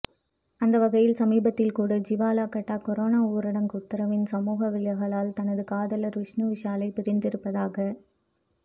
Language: Tamil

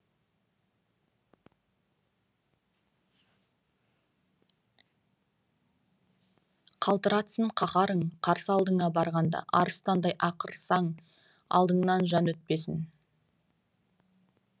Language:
Kazakh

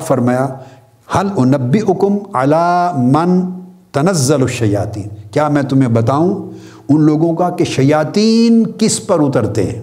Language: Urdu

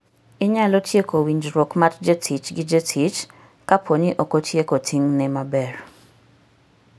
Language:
Luo (Kenya and Tanzania)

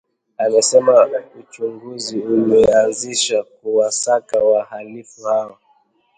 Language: Swahili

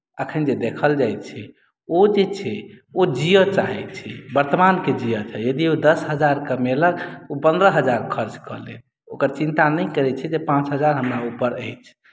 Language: Maithili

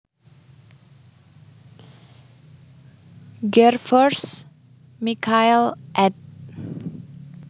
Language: Javanese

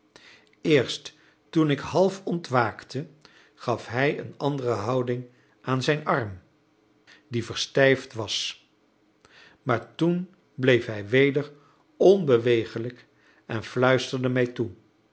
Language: Dutch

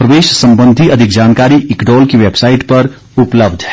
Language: Hindi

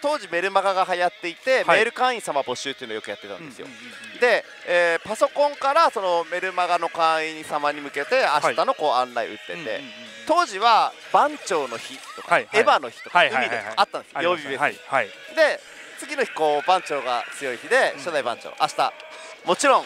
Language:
Japanese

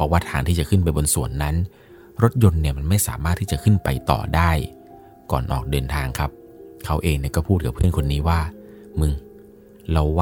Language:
Thai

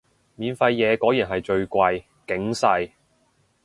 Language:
Cantonese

